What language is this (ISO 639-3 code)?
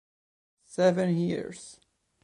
ita